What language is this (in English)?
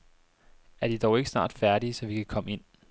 Danish